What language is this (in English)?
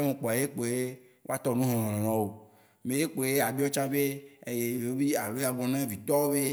Waci Gbe